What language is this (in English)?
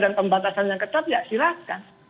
Indonesian